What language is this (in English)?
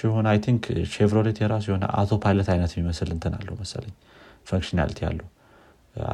Amharic